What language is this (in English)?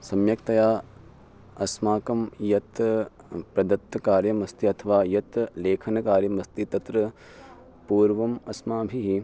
Sanskrit